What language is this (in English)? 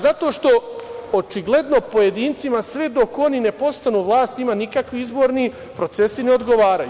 Serbian